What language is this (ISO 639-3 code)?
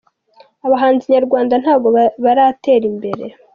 kin